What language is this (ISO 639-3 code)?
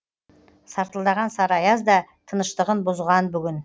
kaz